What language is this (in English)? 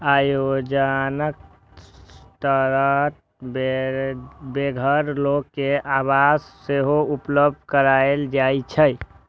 Maithili